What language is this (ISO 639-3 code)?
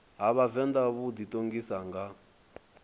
ven